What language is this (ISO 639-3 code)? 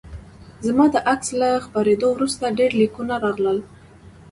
pus